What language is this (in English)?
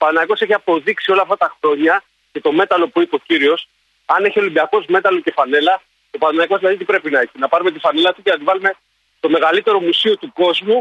Greek